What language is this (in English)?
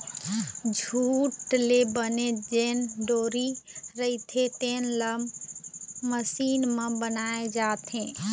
Chhattisgarhi